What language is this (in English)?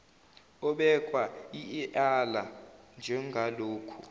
Zulu